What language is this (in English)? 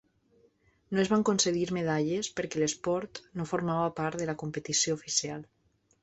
Catalan